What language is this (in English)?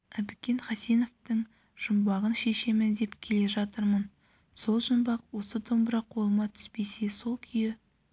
Kazakh